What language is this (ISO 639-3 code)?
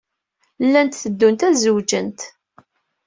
kab